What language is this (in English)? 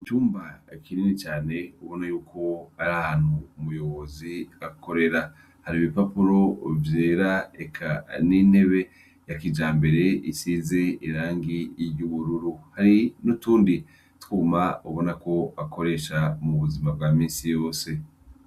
Rundi